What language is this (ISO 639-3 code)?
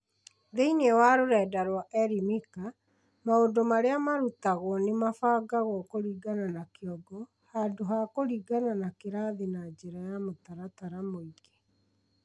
kik